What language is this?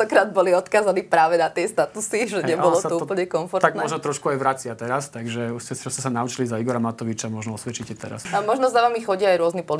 Slovak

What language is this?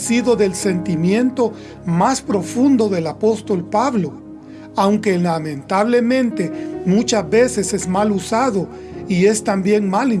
Spanish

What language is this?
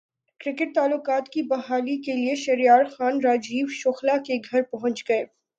Urdu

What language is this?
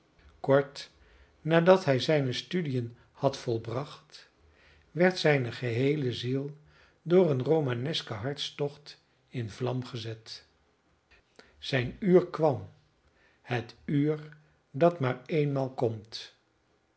Dutch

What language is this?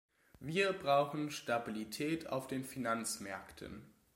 German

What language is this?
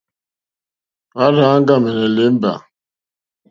Mokpwe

